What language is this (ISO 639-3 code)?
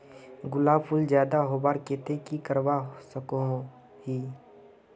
mag